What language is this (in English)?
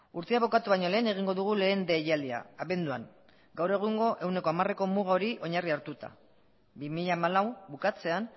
Basque